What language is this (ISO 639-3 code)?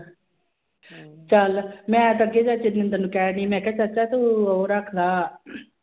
pan